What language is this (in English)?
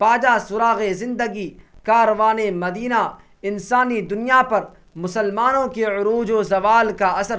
Urdu